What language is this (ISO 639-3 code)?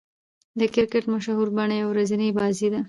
pus